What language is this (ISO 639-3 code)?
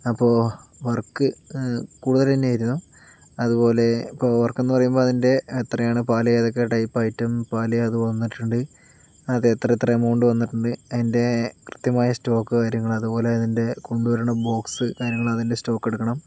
mal